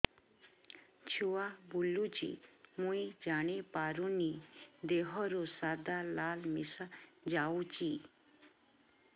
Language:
Odia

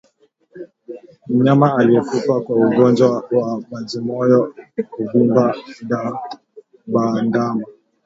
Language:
Swahili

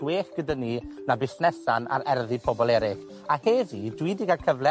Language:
Welsh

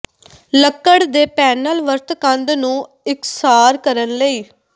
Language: Punjabi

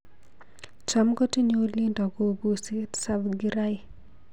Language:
Kalenjin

